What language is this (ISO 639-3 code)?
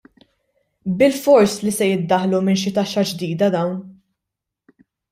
mlt